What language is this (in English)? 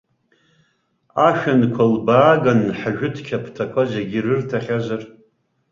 Abkhazian